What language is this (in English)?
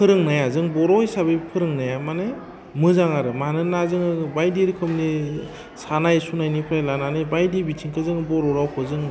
Bodo